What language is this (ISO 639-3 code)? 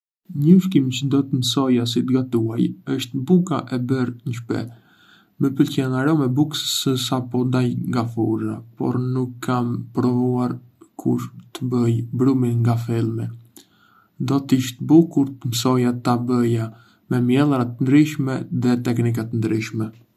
aae